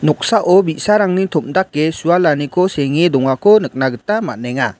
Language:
Garo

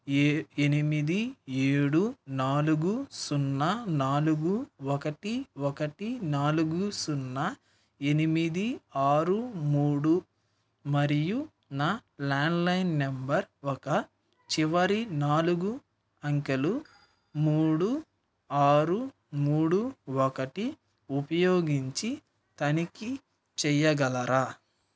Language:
Telugu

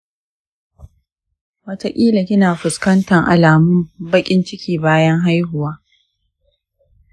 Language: Hausa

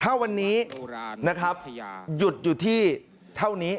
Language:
Thai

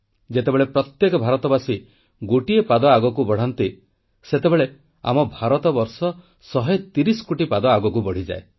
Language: Odia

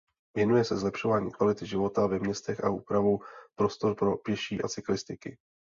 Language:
Czech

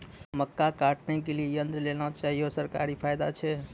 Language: Maithili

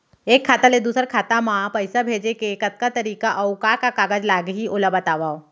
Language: Chhattisgarhi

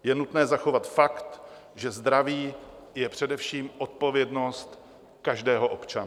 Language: Czech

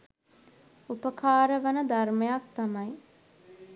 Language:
Sinhala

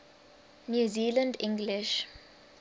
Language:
English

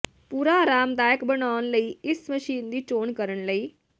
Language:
Punjabi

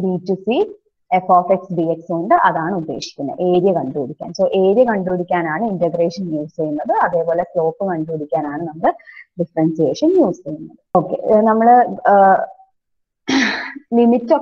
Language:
Romanian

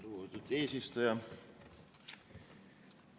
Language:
Estonian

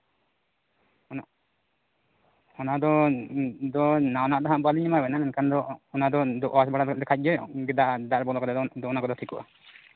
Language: Santali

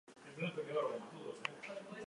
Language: Basque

